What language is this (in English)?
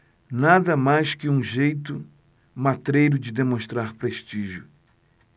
Portuguese